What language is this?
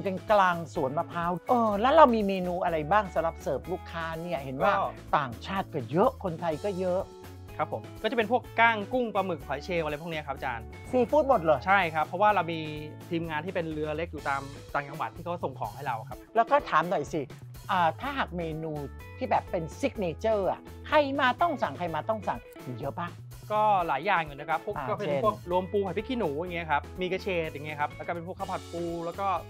Thai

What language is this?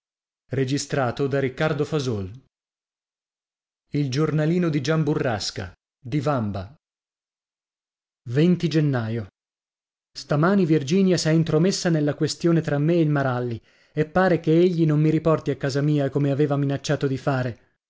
Italian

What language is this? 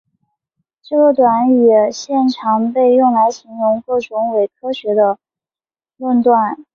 Chinese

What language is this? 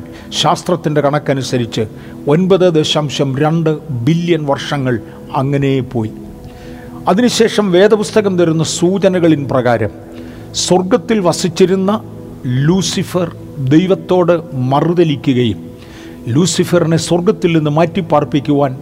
Malayalam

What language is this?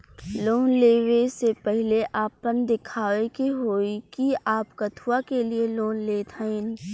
Bhojpuri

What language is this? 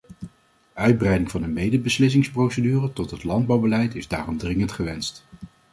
Dutch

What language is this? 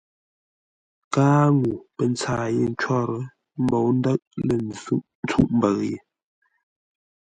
Ngombale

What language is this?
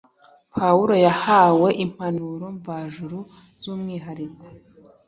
Kinyarwanda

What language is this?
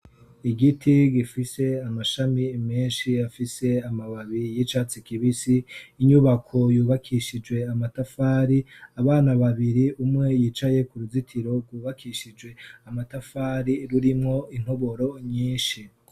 Rundi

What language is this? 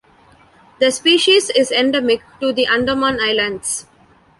English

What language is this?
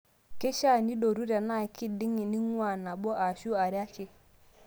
Masai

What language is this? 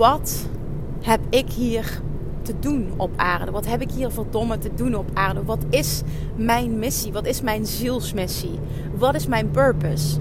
Dutch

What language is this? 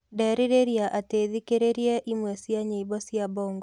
Kikuyu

